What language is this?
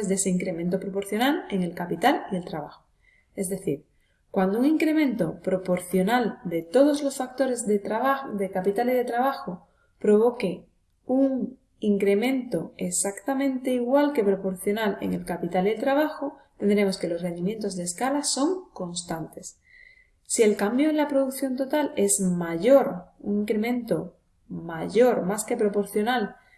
Spanish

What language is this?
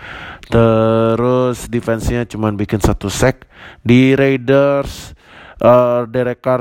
Indonesian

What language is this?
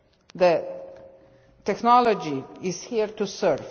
English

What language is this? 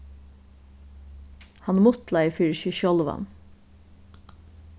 Faroese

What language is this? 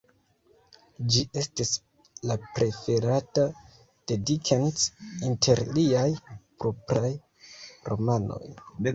Esperanto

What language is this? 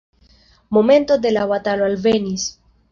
Esperanto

